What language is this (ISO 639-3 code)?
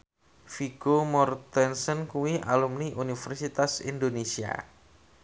jav